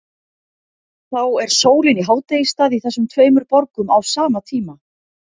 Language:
Icelandic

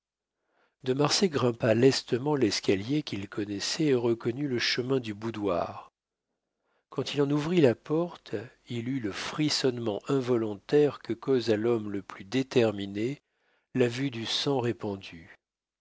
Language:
French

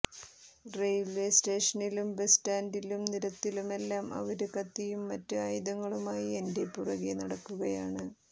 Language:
Malayalam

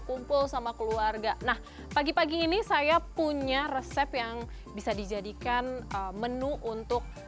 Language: Indonesian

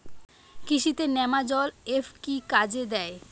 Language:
Bangla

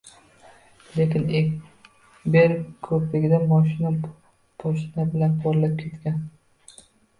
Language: Uzbek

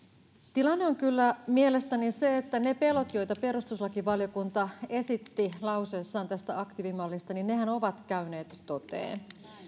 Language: Finnish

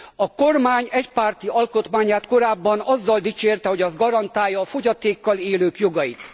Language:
Hungarian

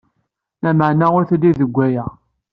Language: Kabyle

